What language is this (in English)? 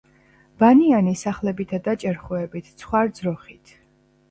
Georgian